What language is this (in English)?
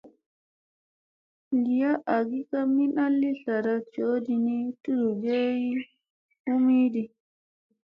Musey